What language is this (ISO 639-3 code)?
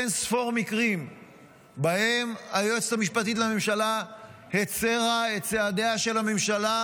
heb